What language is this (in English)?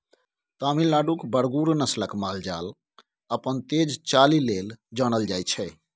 Maithili